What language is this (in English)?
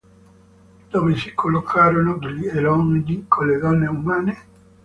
Italian